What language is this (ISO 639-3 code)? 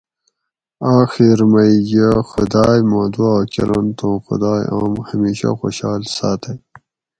gwc